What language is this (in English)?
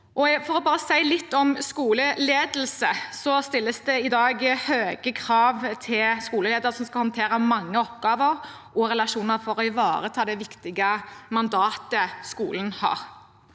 Norwegian